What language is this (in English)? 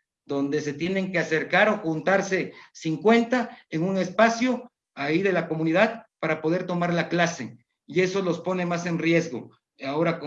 Spanish